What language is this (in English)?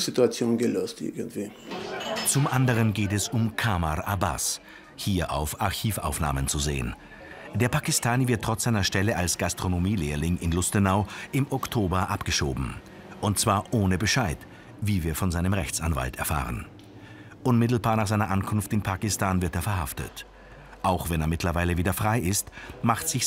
German